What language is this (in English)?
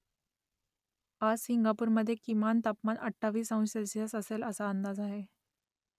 Marathi